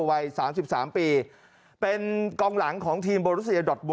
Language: Thai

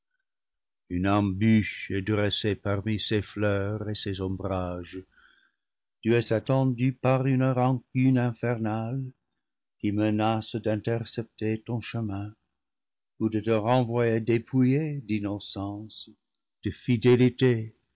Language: French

